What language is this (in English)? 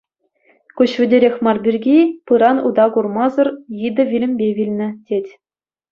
Chuvash